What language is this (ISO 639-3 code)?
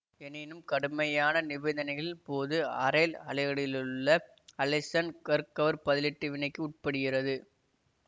tam